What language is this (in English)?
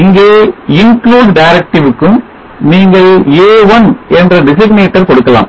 Tamil